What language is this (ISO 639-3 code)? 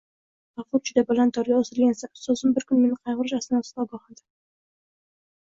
uzb